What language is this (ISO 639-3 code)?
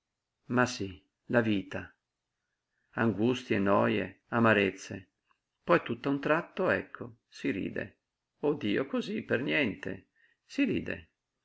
ita